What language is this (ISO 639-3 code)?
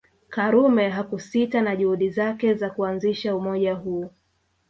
swa